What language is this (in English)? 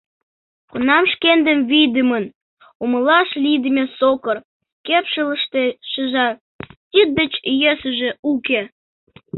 Mari